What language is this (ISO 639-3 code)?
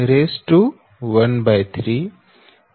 guj